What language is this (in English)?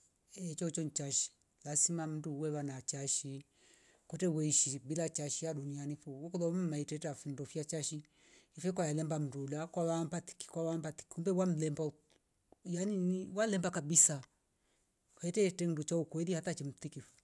Rombo